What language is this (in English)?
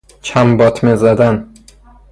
Persian